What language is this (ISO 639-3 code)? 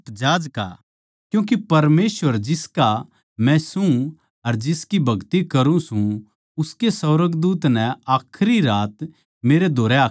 bgc